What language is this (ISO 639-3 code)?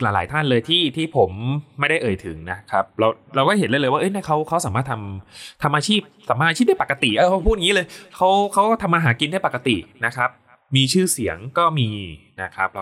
tha